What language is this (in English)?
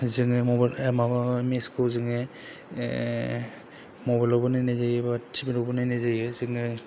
Bodo